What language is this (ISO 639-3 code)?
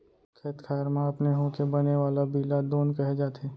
hne